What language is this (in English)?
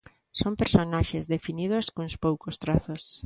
Galician